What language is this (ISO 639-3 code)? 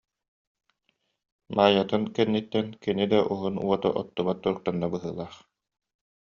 sah